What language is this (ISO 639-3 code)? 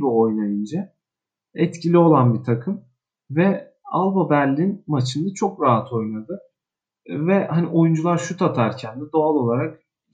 tur